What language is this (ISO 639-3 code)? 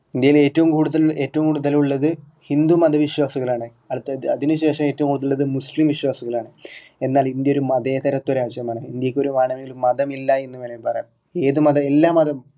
mal